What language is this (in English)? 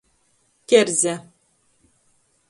Latgalian